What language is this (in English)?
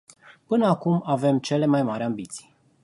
Romanian